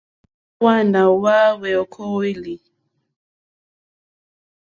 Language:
Mokpwe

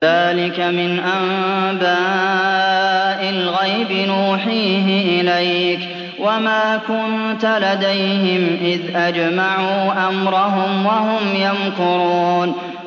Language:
Arabic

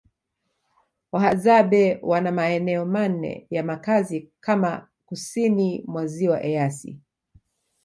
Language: Swahili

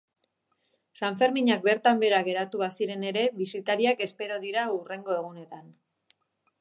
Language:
Basque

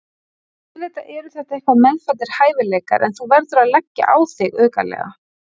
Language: Icelandic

